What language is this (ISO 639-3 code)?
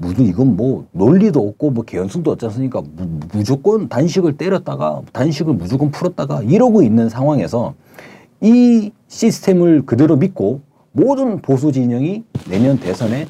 kor